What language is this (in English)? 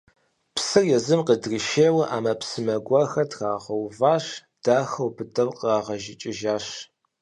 Kabardian